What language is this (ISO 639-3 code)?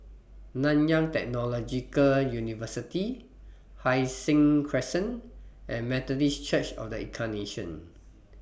eng